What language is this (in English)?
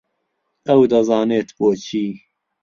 Central Kurdish